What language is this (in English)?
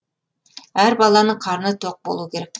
Kazakh